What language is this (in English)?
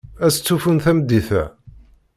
Kabyle